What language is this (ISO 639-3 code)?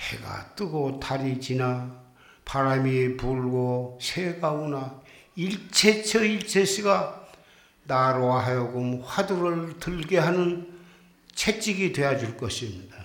kor